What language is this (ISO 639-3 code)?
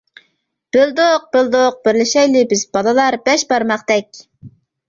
uig